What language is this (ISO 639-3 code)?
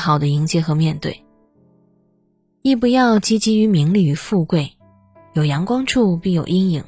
zho